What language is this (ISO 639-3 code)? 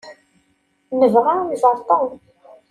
kab